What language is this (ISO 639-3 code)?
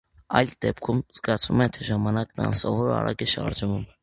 hye